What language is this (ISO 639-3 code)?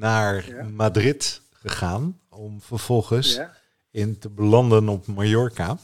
nld